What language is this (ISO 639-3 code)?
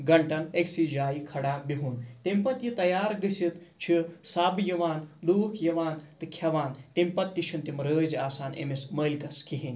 kas